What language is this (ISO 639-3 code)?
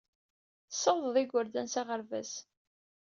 kab